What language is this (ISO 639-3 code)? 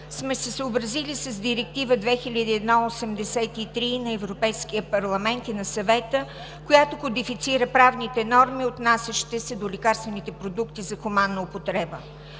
bul